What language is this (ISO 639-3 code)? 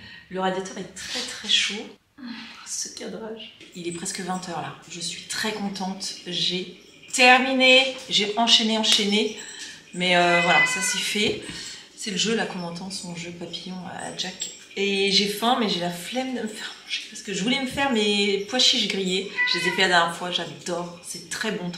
fra